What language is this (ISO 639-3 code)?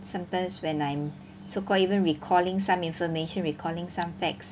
eng